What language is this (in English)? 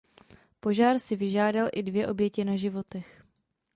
Czech